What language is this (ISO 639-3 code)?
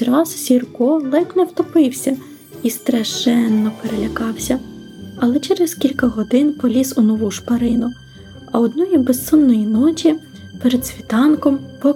ukr